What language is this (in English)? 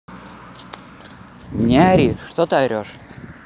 Russian